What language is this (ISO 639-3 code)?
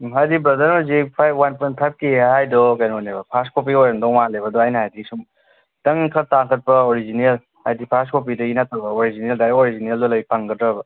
mni